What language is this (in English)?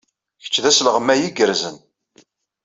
Kabyle